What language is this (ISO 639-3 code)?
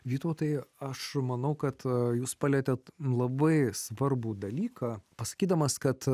lit